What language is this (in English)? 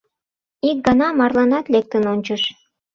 Mari